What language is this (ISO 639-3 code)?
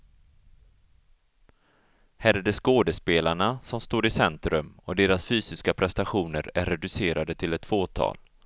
swe